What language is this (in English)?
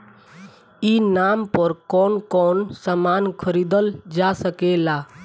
Bhojpuri